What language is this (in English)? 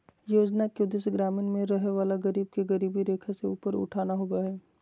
Magahi